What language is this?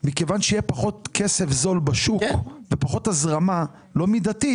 Hebrew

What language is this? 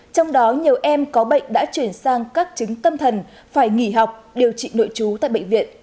Vietnamese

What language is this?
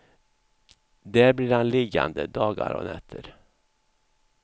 Swedish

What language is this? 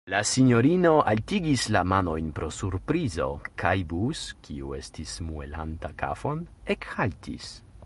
Esperanto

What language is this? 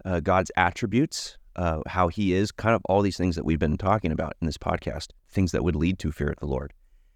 English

